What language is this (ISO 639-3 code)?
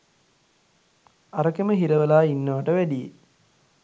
sin